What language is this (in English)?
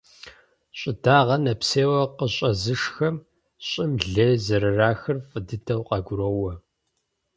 Kabardian